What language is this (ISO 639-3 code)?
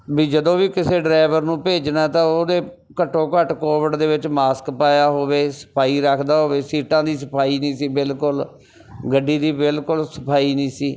pan